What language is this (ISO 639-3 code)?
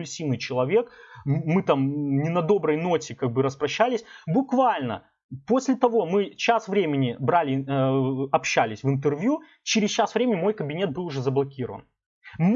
rus